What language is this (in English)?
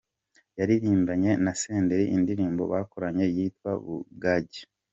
Kinyarwanda